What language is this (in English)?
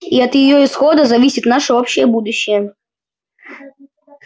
Russian